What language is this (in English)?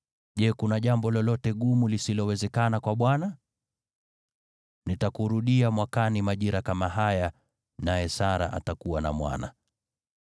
Swahili